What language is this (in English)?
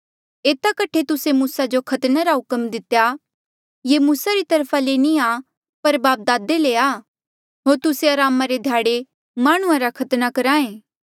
Mandeali